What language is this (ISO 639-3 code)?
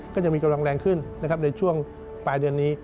tha